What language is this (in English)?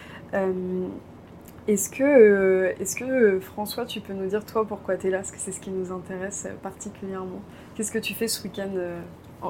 French